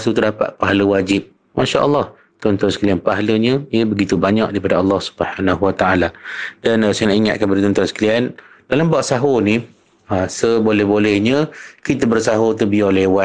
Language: Malay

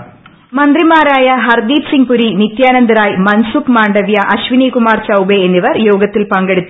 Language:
Malayalam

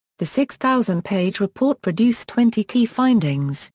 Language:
English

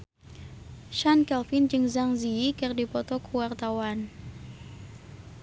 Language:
Sundanese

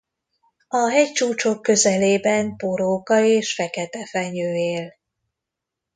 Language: Hungarian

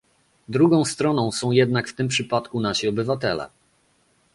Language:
Polish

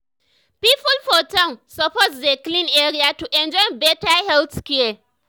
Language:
Nigerian Pidgin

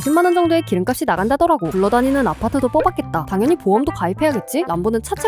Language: Korean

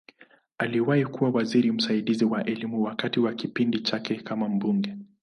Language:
Swahili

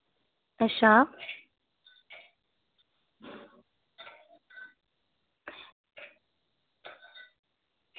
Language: Dogri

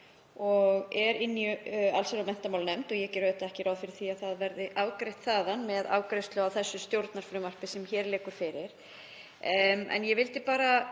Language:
Icelandic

